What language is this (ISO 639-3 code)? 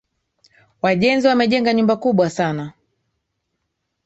swa